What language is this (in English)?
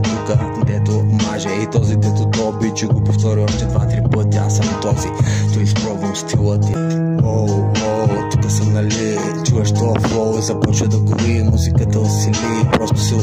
Bulgarian